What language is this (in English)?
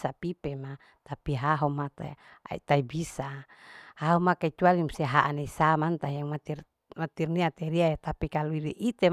Larike-Wakasihu